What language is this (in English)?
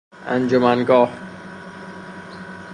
Persian